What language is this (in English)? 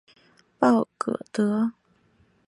Chinese